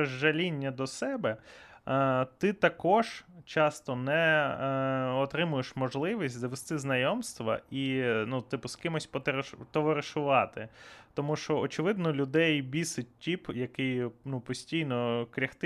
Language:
Ukrainian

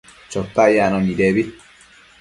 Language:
Matsés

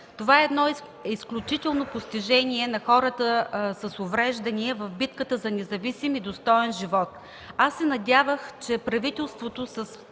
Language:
Bulgarian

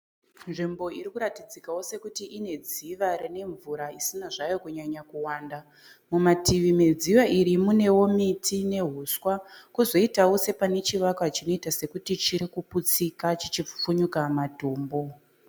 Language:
Shona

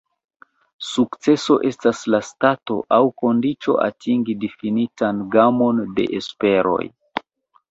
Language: Esperanto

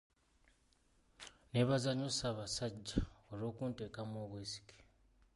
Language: Ganda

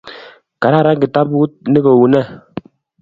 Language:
Kalenjin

